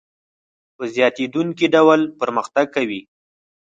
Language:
Pashto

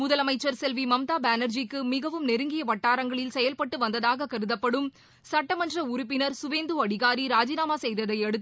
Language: Tamil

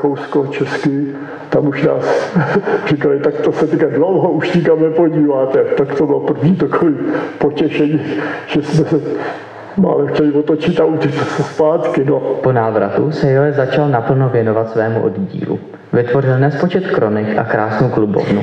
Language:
Czech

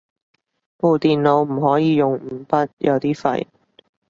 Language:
Cantonese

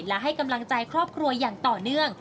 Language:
Thai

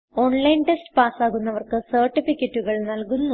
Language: Malayalam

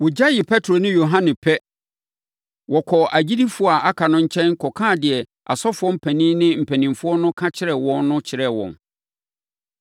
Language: Akan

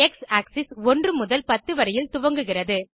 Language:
Tamil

